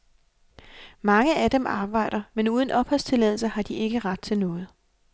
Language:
Danish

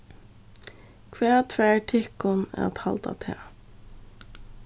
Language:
Faroese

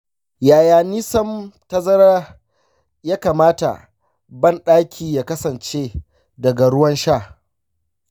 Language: Hausa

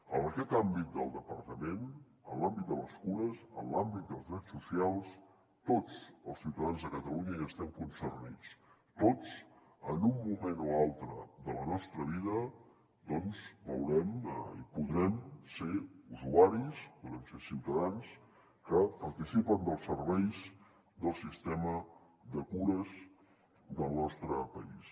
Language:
Catalan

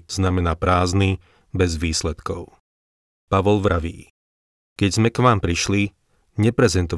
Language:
Slovak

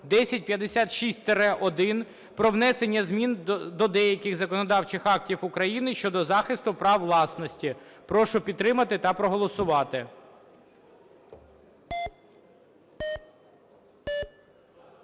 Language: Ukrainian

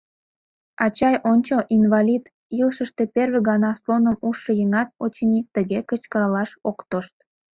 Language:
Mari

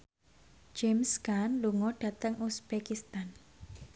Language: Javanese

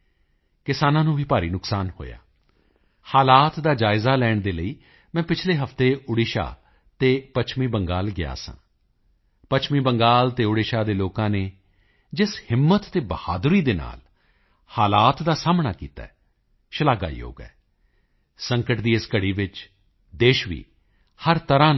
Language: Punjabi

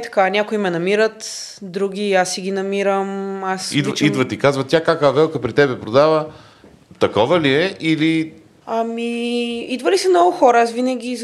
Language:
Bulgarian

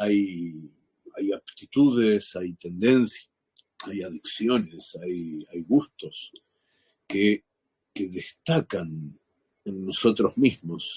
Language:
Spanish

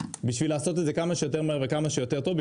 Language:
Hebrew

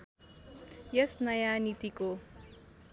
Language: Nepali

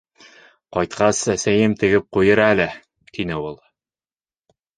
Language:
Bashkir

